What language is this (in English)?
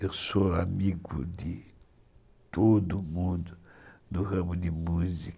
Portuguese